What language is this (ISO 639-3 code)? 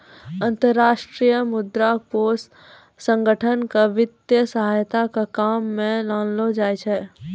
mai